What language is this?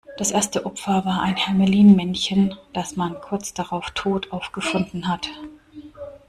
German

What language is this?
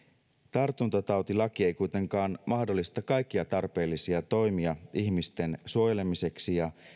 Finnish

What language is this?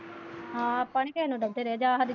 Punjabi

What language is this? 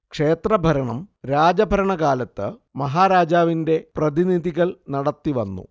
Malayalam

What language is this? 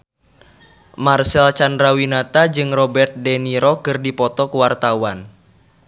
Sundanese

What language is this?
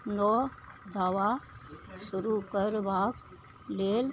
Maithili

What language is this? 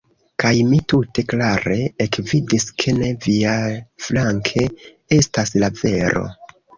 Esperanto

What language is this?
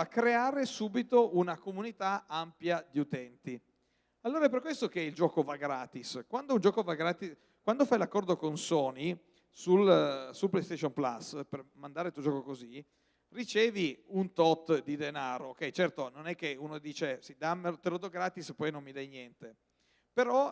Italian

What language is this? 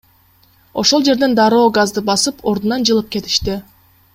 Kyrgyz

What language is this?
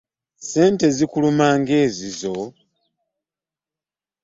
Ganda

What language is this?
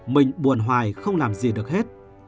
Vietnamese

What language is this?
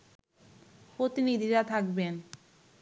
Bangla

